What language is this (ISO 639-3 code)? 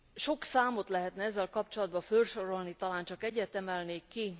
hun